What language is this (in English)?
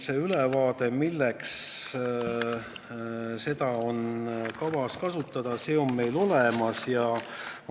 Estonian